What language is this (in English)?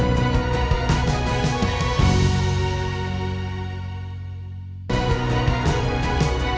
Indonesian